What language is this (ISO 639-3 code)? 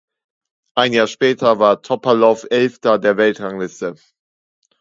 deu